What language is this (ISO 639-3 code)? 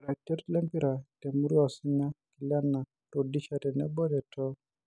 mas